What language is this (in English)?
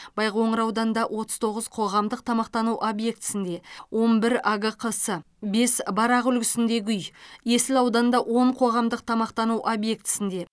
Kazakh